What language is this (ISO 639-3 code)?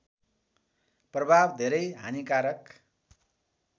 nep